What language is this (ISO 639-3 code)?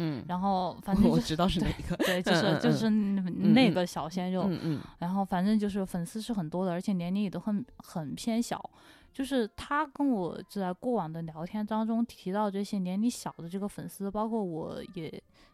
zho